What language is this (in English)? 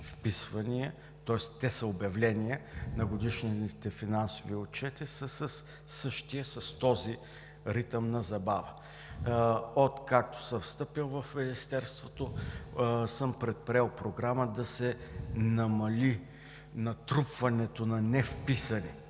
Bulgarian